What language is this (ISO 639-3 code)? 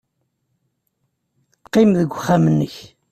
kab